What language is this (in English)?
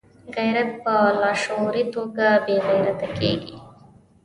Pashto